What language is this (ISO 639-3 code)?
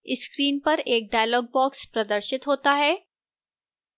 hin